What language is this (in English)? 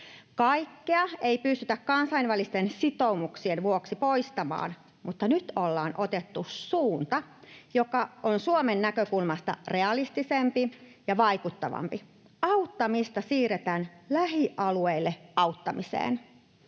Finnish